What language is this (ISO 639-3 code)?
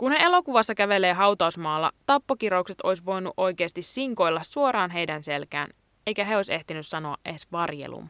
fin